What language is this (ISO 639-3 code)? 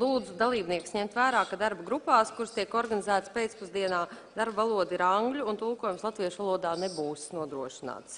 lav